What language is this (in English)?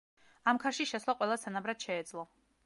Georgian